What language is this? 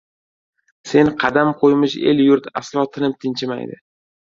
Uzbek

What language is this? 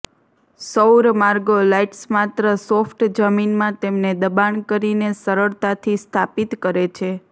Gujarati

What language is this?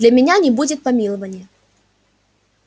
Russian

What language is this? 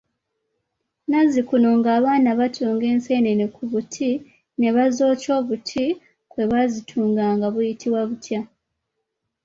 Ganda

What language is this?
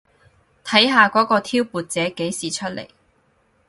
Cantonese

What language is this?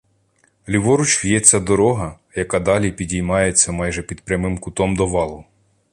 Ukrainian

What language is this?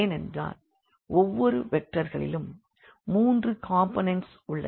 Tamil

